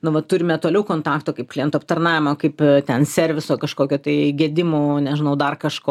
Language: Lithuanian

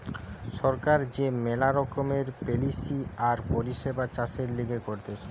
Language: Bangla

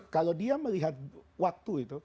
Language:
Indonesian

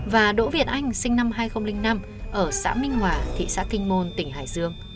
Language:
Vietnamese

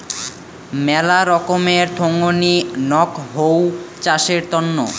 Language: Bangla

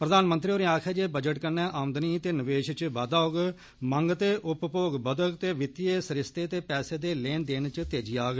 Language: Dogri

